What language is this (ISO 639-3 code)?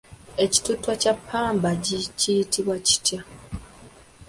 lug